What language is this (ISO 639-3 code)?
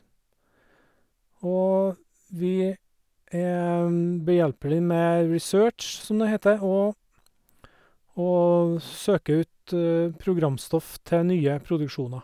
nor